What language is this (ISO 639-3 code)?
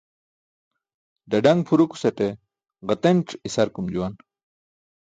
bsk